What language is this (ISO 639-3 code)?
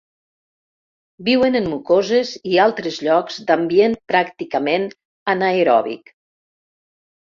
cat